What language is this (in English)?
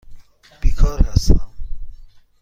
Persian